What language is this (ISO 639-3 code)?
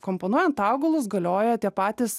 lit